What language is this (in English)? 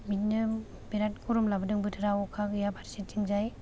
Bodo